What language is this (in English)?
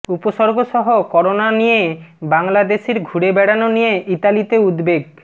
Bangla